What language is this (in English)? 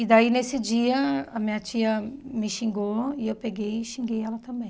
Portuguese